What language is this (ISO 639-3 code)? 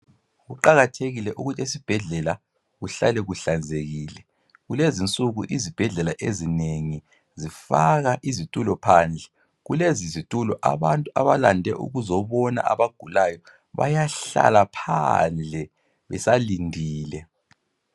nde